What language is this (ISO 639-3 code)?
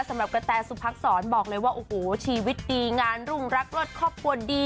tha